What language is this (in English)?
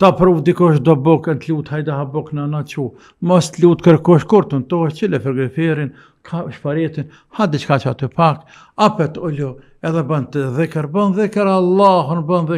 Arabic